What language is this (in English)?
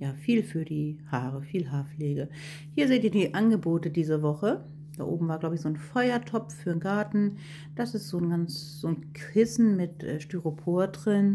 German